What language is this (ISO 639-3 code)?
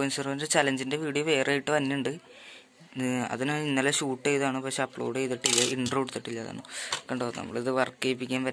ind